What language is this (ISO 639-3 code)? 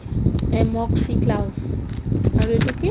asm